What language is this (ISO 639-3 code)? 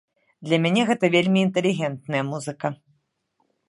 bel